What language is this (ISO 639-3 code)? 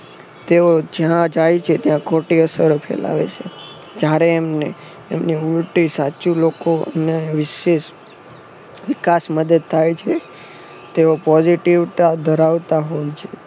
guj